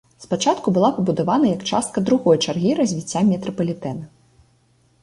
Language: Belarusian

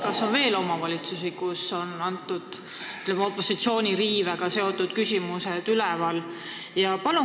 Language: Estonian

